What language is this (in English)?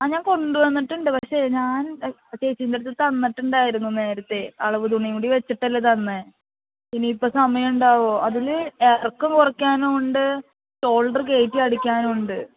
Malayalam